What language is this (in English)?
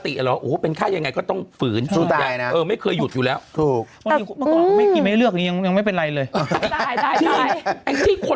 Thai